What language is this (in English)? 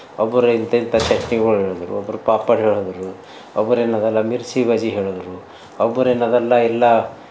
Kannada